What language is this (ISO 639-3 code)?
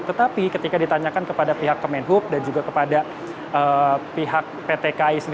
ind